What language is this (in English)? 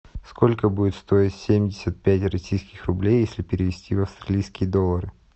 Russian